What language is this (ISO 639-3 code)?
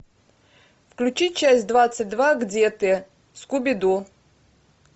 rus